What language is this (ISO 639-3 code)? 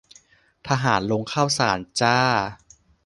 tha